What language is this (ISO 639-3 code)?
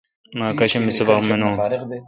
xka